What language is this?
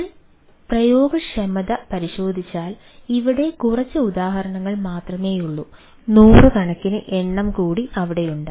Malayalam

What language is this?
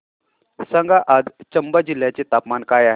Marathi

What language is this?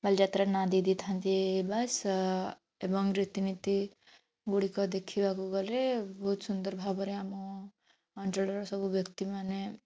Odia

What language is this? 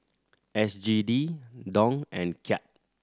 English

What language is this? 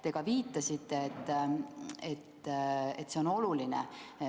Estonian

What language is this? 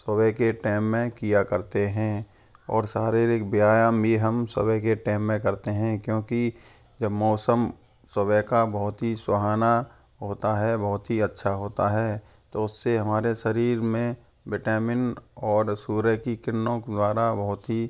Hindi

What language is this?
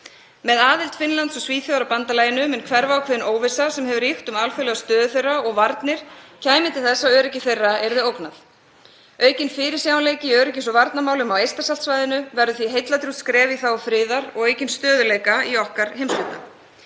Icelandic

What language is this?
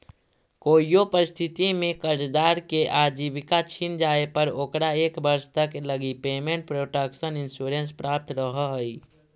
Magahi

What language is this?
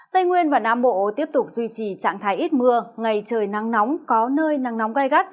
Vietnamese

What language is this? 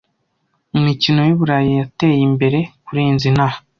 Kinyarwanda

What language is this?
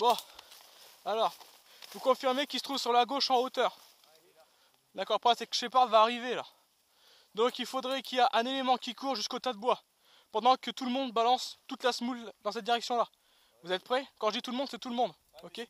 French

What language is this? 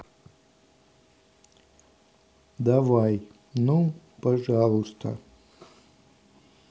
Russian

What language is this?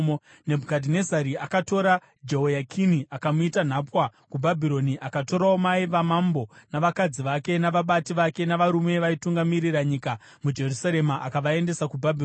Shona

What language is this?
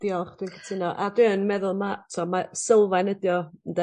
Welsh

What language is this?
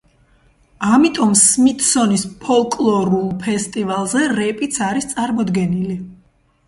Georgian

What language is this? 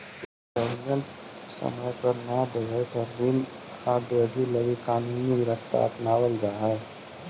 Magahi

